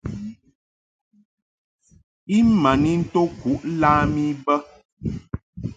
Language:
Mungaka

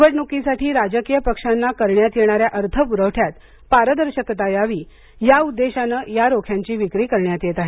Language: Marathi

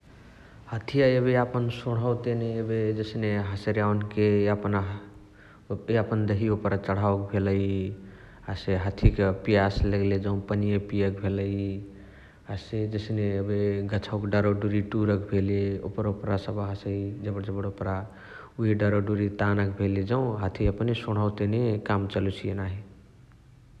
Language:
Chitwania Tharu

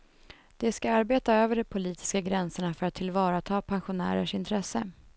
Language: Swedish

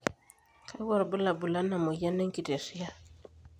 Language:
Masai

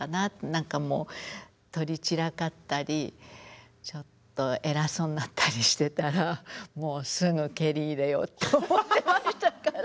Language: Japanese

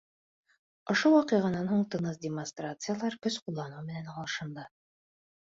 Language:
Bashkir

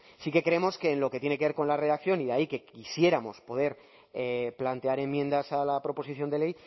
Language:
Spanish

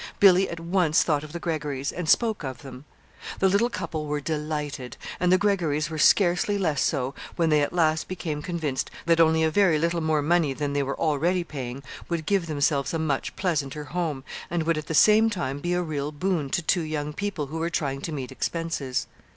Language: English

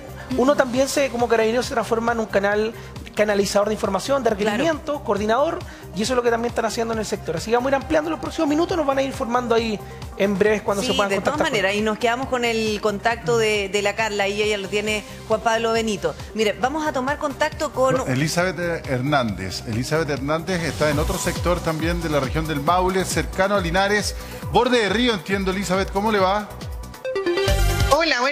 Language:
Spanish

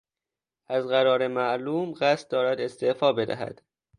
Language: Persian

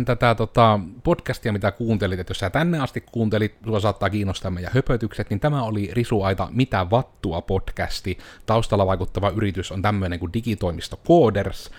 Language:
Finnish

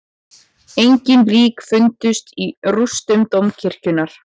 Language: Icelandic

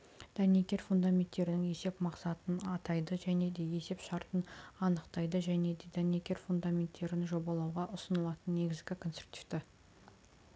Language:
Kazakh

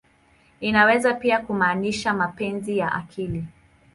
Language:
Swahili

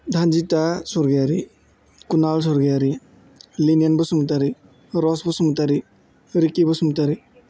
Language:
Bodo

